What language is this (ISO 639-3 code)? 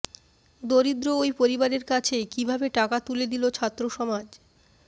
ben